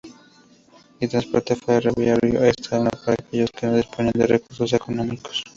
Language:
Spanish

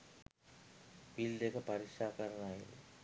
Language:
Sinhala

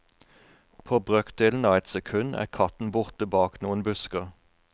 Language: Norwegian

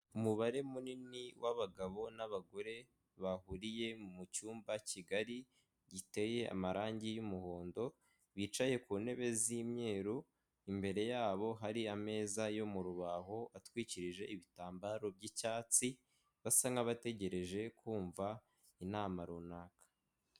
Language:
Kinyarwanda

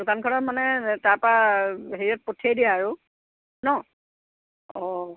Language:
Assamese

